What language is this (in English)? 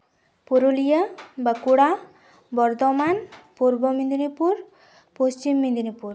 Santali